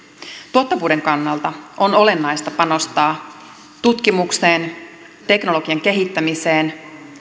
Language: Finnish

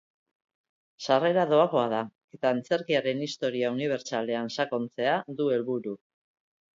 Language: Basque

